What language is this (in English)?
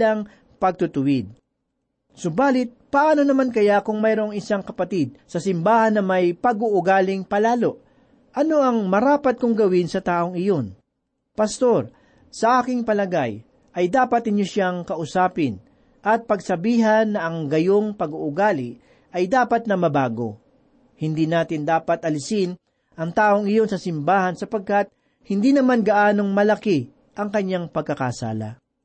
Filipino